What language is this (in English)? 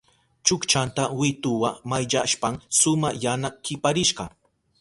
Southern Pastaza Quechua